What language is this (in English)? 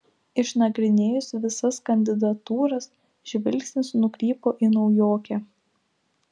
Lithuanian